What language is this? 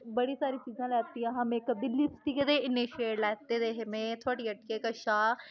Dogri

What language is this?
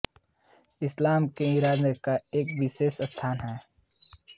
Hindi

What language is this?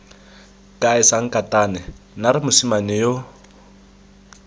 Tswana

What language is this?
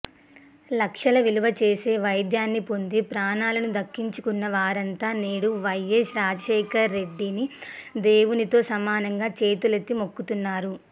Telugu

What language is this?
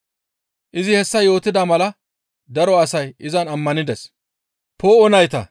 Gamo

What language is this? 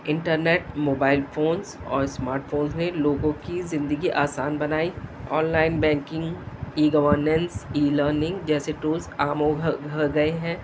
Urdu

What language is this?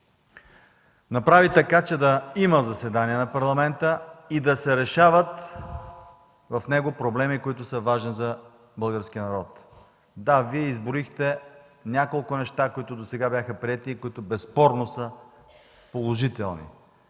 Bulgarian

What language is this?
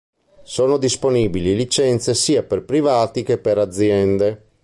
Italian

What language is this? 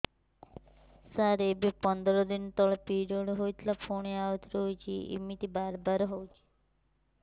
Odia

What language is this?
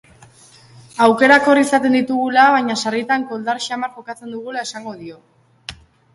Basque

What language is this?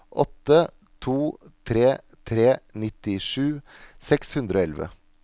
Norwegian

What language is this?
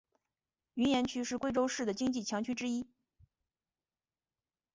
Chinese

